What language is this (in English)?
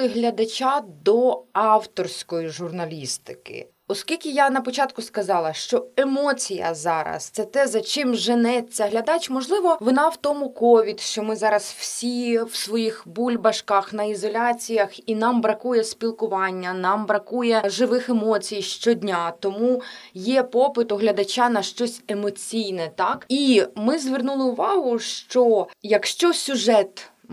Ukrainian